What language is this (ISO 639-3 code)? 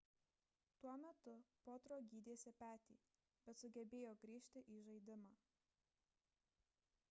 lit